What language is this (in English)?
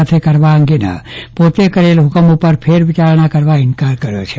Gujarati